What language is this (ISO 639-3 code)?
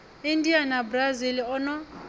ven